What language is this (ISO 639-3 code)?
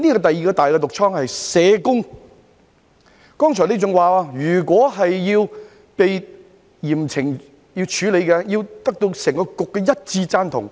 yue